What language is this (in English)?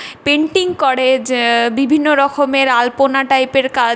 Bangla